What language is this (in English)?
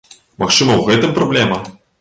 Belarusian